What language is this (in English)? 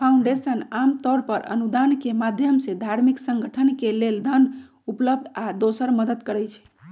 Magahi